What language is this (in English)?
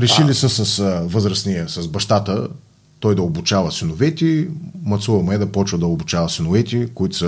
Bulgarian